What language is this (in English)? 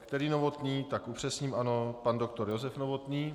Czech